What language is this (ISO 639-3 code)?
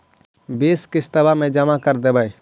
mag